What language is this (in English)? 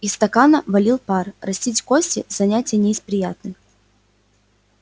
Russian